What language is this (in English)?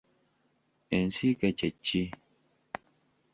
Ganda